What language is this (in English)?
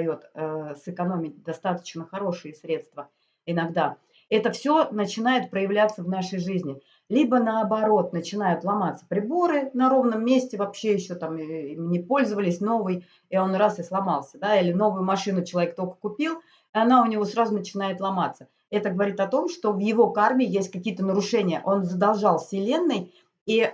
Russian